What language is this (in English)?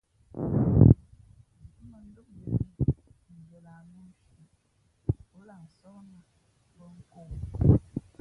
Fe'fe'